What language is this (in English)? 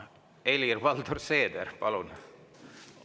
Estonian